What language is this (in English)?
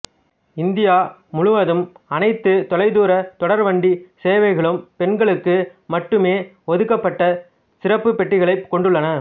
Tamil